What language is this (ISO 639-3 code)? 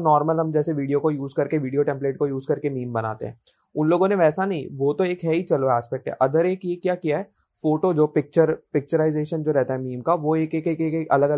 hin